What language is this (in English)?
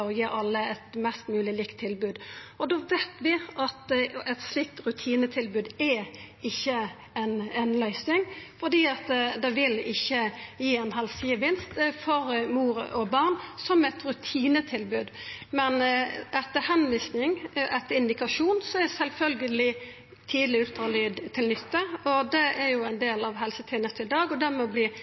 Norwegian Nynorsk